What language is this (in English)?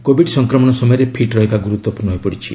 Odia